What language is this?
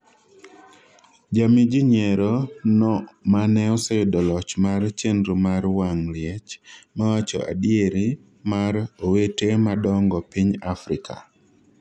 Luo (Kenya and Tanzania)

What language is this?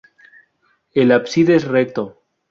Spanish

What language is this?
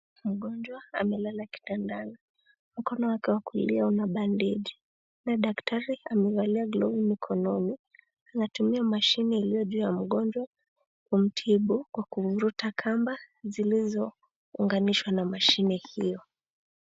Swahili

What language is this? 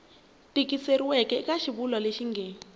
Tsonga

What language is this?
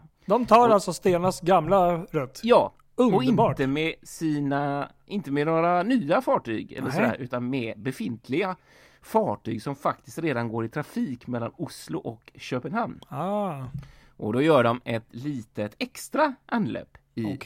Swedish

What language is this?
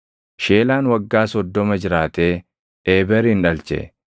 Oromo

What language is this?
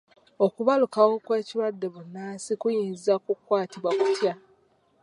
Ganda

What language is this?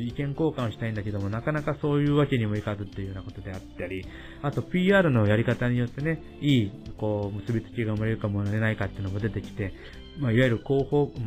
Japanese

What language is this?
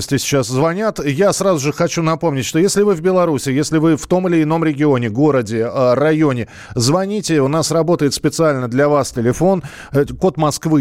Russian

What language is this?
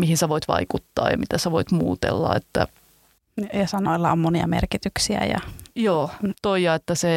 Finnish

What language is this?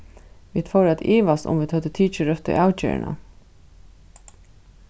Faroese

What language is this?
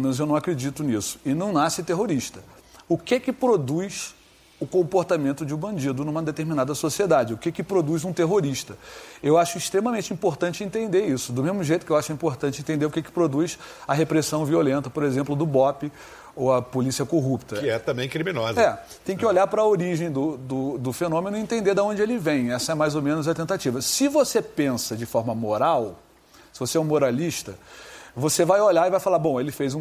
Portuguese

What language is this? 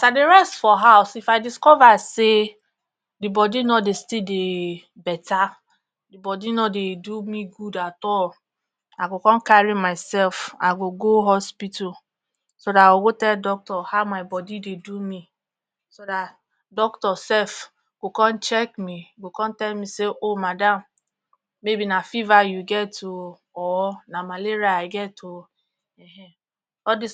Nigerian Pidgin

